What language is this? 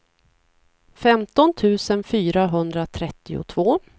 Swedish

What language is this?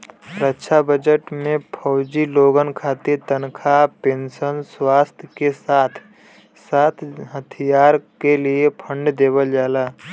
Bhojpuri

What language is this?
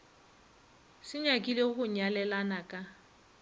Northern Sotho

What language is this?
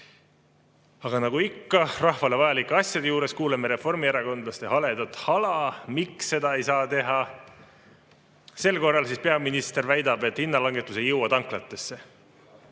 Estonian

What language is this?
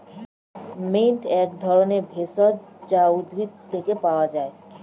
Bangla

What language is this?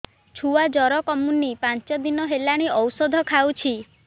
Odia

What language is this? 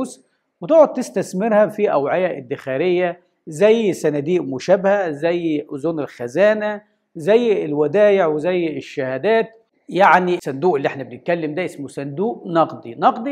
Arabic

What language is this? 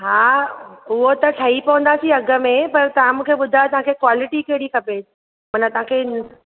Sindhi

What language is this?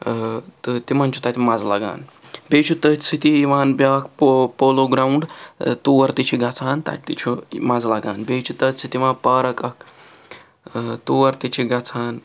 Kashmiri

